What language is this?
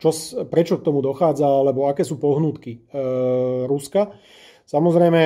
Slovak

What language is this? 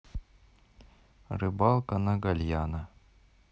Russian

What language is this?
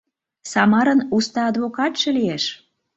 Mari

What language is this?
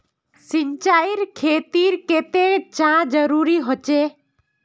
Magahi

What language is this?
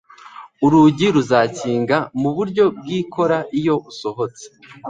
Kinyarwanda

